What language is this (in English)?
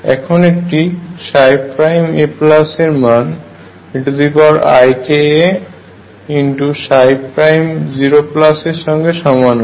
Bangla